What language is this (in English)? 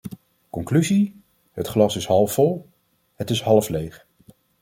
Dutch